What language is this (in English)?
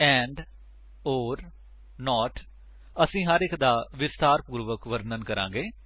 Punjabi